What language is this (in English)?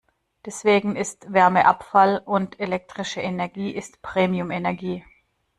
German